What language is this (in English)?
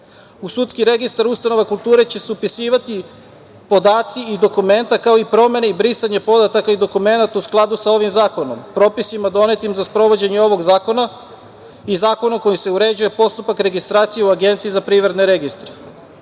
Serbian